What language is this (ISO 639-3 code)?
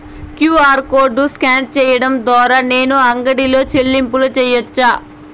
tel